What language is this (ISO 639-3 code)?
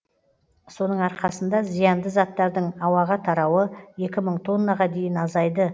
kaz